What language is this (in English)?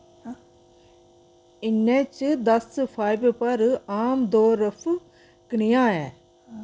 Dogri